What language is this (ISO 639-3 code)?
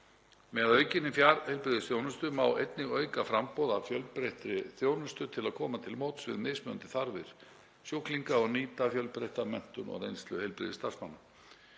isl